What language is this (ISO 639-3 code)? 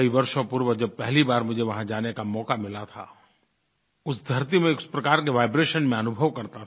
hin